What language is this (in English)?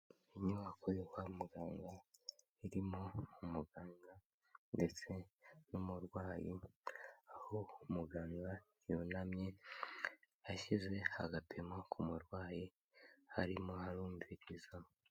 Kinyarwanda